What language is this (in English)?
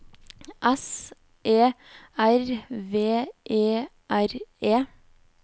Norwegian